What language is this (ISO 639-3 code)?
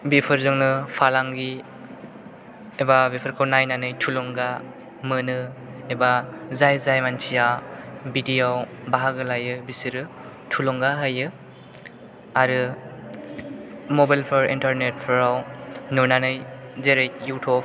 brx